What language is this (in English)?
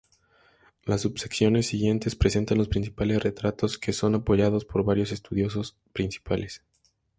Spanish